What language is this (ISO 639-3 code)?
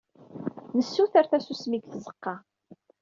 kab